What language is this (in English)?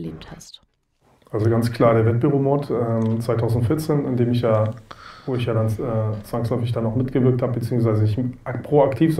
German